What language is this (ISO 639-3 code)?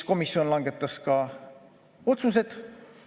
est